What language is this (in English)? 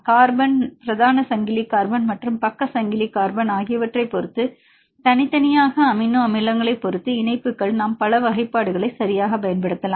Tamil